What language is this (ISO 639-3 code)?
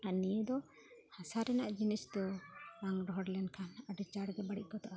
sat